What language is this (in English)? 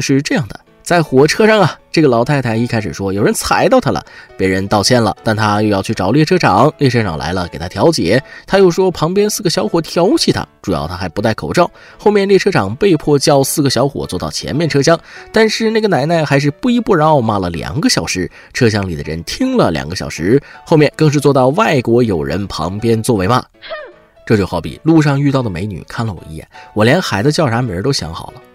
Chinese